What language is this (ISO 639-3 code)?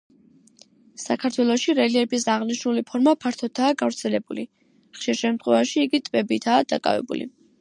kat